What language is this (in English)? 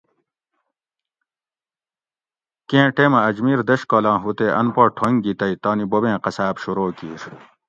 Gawri